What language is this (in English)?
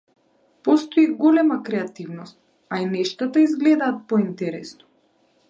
Macedonian